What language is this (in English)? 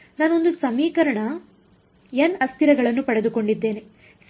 Kannada